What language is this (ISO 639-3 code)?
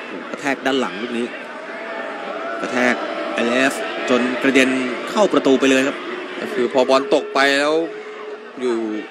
tha